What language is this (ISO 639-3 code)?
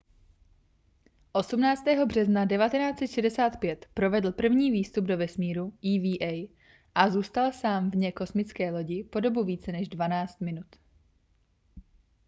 ces